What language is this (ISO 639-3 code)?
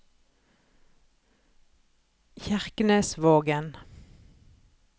nor